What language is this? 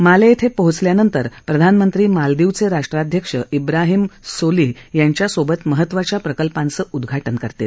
Marathi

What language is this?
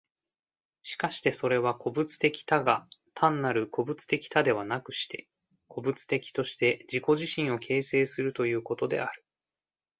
Japanese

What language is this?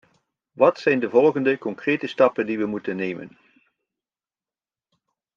Dutch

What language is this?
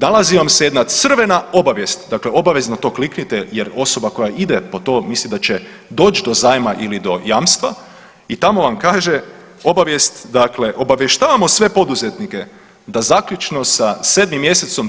Croatian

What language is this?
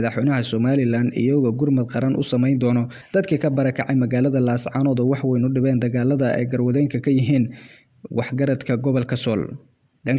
Arabic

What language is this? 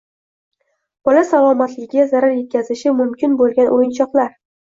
Uzbek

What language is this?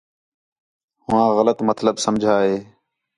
Khetrani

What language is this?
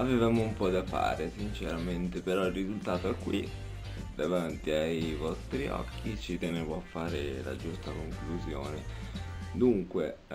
Italian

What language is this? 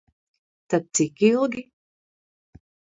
Latvian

